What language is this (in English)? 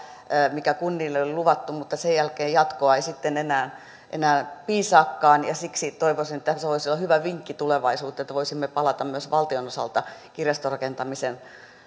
Finnish